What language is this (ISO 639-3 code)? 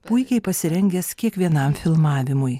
lit